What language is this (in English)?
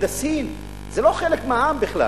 Hebrew